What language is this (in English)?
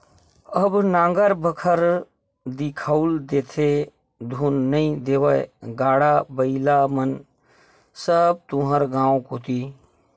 Chhattisgarhi